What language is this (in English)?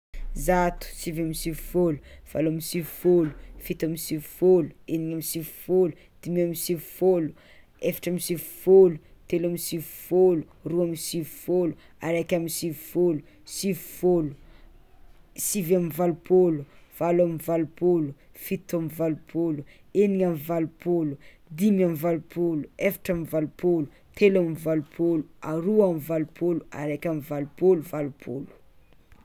Tsimihety Malagasy